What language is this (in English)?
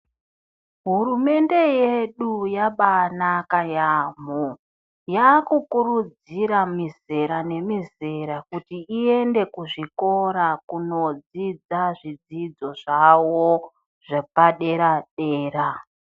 Ndau